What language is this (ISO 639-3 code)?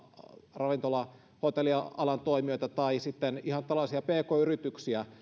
fin